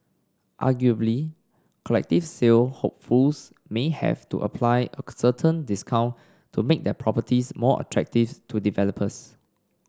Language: English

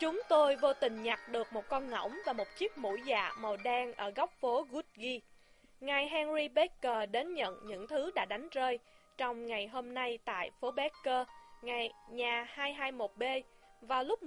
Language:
Vietnamese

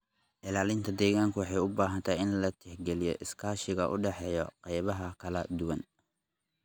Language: Somali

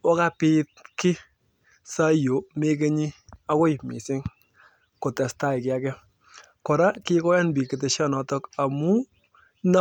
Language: Kalenjin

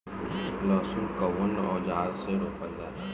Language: Bhojpuri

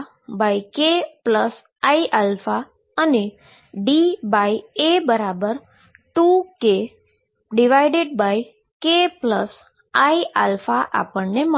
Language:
Gujarati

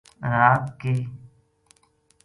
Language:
Gujari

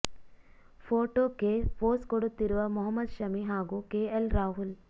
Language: Kannada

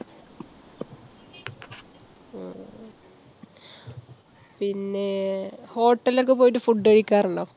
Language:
Malayalam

